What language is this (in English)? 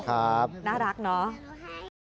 Thai